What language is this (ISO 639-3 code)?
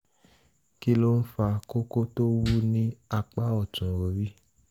yor